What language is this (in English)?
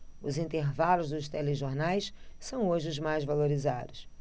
Portuguese